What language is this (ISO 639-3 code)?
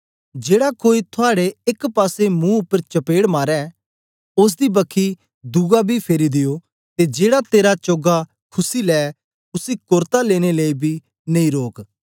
doi